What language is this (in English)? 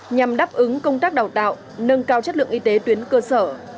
Vietnamese